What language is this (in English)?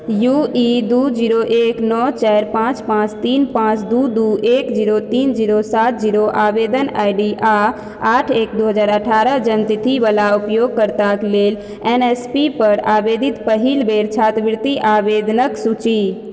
Maithili